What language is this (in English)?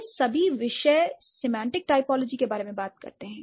Hindi